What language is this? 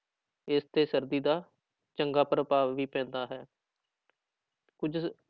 Punjabi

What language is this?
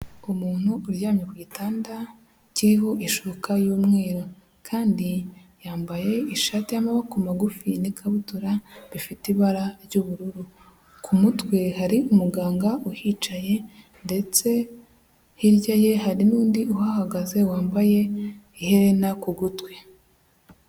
Kinyarwanda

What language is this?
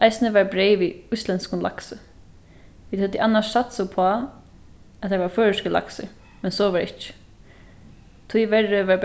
Faroese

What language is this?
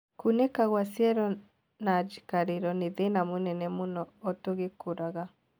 Kikuyu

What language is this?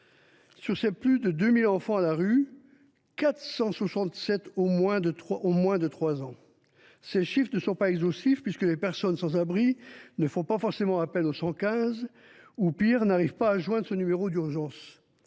French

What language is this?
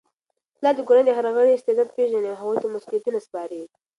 Pashto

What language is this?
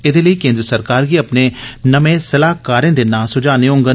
Dogri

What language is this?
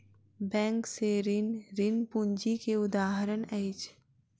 Maithili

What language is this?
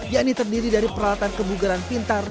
Indonesian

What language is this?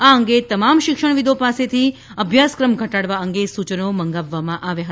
Gujarati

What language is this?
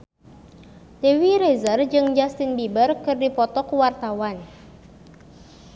Sundanese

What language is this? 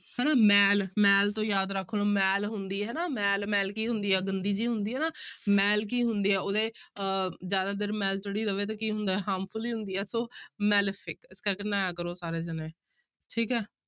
Punjabi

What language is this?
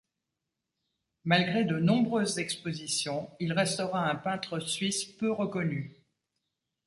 French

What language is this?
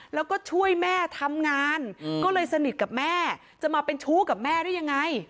Thai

